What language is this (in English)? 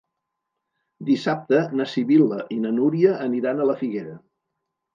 Catalan